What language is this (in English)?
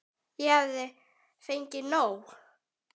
Icelandic